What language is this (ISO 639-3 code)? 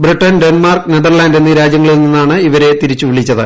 mal